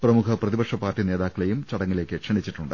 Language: Malayalam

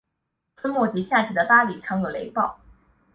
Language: Chinese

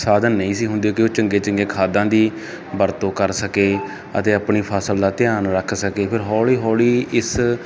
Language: Punjabi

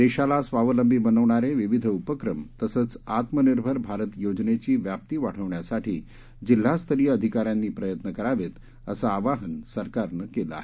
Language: Marathi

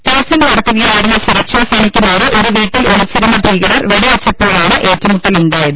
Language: Malayalam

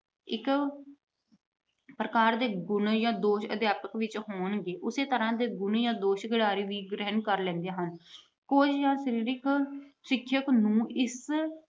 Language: Punjabi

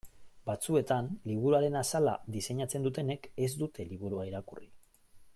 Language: Basque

